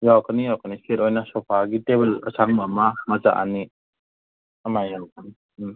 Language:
Manipuri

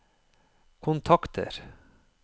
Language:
Norwegian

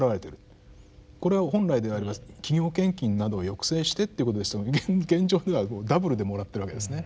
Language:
Japanese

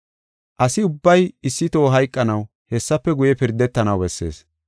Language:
Gofa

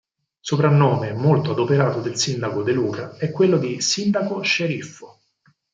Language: Italian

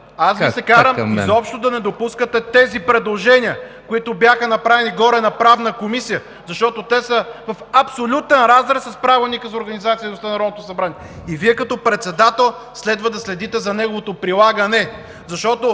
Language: Bulgarian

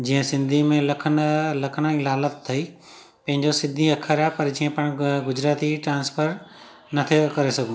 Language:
Sindhi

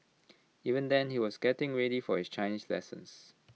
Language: English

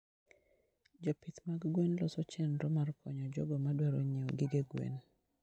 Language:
Luo (Kenya and Tanzania)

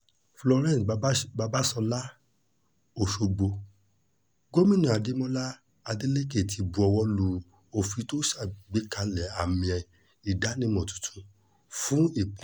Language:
Yoruba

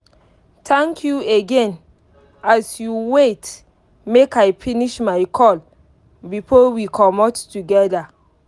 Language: Nigerian Pidgin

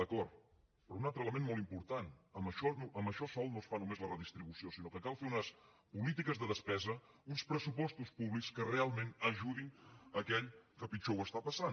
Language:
Catalan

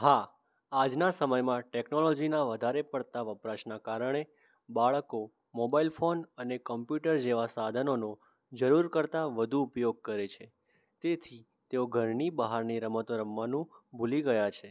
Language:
Gujarati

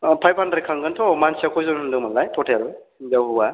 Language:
Bodo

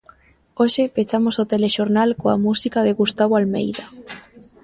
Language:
Galician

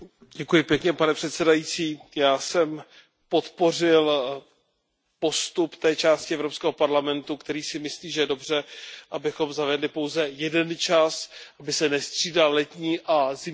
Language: Czech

